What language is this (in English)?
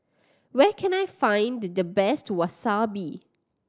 English